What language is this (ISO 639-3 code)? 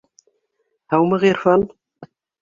bak